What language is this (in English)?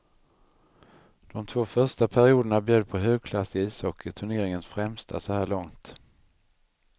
Swedish